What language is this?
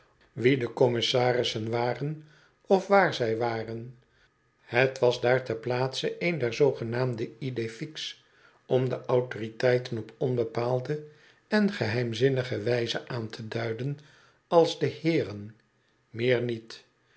Dutch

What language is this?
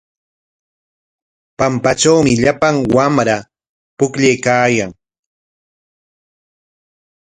Corongo Ancash Quechua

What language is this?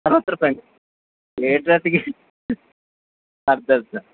Kannada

